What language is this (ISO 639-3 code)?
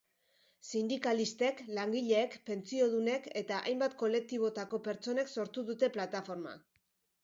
eus